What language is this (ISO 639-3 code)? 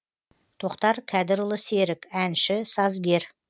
kaz